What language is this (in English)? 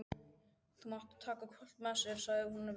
Icelandic